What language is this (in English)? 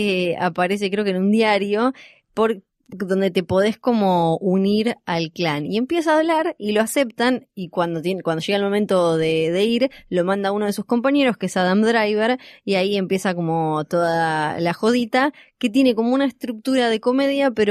Spanish